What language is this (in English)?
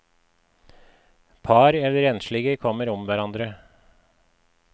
Norwegian